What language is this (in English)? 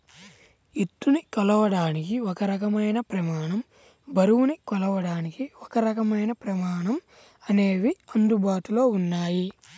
Telugu